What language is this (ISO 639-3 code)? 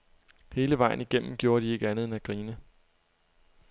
dan